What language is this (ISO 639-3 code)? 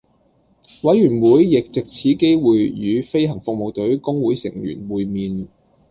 yue